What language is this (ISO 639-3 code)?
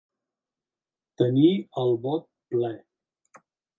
cat